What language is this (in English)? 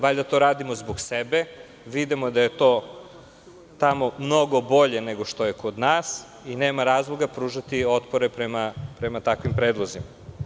Serbian